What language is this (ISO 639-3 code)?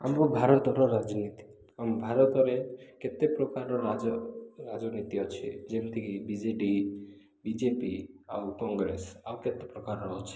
ori